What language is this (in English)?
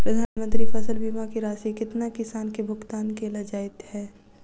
Maithili